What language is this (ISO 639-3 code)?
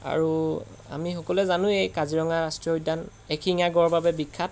asm